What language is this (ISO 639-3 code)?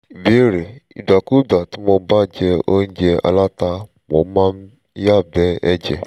yor